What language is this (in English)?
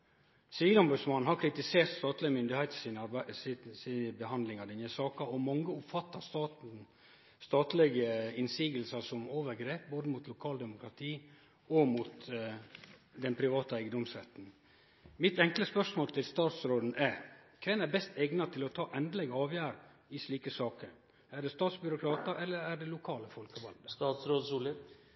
Norwegian Nynorsk